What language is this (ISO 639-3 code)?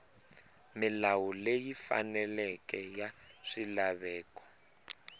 tso